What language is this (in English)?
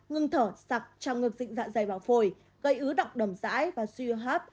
Vietnamese